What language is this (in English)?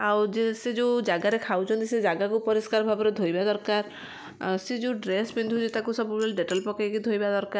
Odia